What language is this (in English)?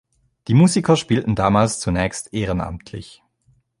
German